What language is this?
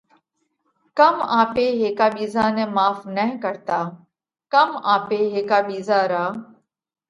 Parkari Koli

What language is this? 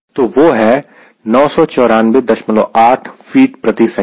Hindi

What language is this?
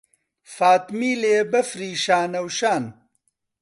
Central Kurdish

